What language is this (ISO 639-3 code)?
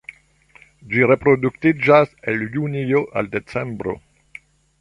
epo